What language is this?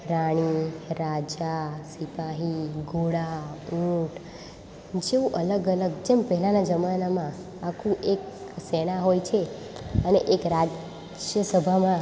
Gujarati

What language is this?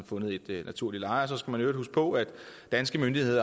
Danish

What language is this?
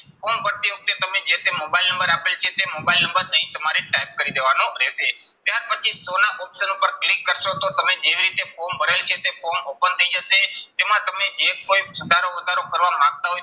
Gujarati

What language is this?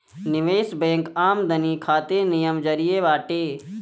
Bhojpuri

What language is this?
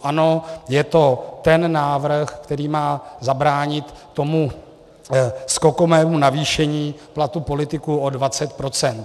Czech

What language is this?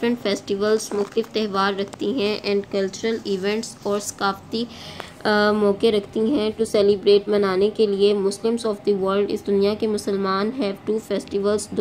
Hindi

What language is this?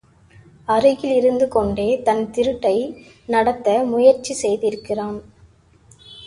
Tamil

